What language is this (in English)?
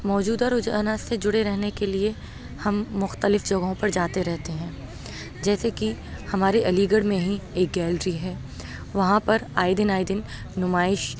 Urdu